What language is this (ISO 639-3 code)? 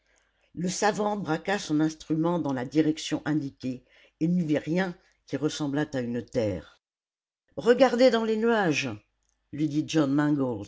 fra